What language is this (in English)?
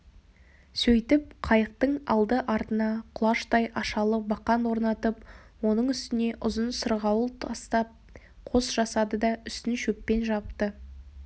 Kazakh